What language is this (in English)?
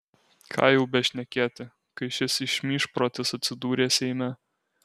Lithuanian